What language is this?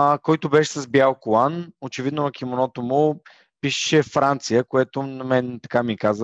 Bulgarian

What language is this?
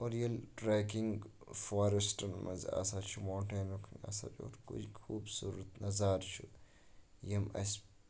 Kashmiri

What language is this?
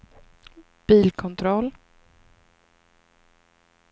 Swedish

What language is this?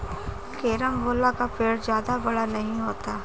Hindi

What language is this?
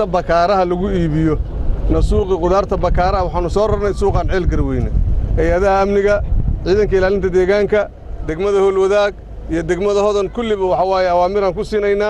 Arabic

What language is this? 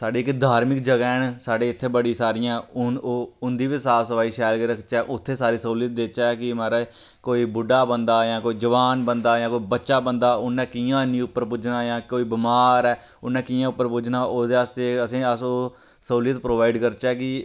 Dogri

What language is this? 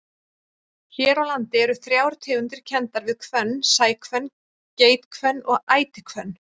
Icelandic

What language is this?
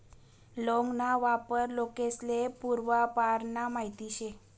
Marathi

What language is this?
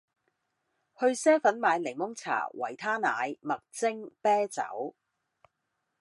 Cantonese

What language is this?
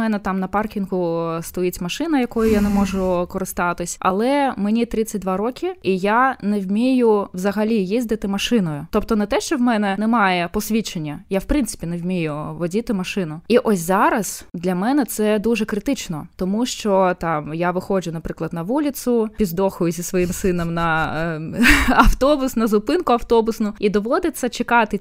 Ukrainian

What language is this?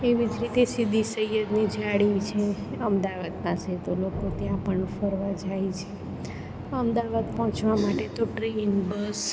Gujarati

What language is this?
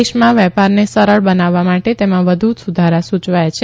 Gujarati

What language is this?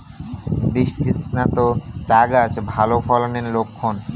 Bangla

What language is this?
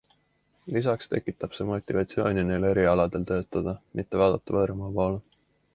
Estonian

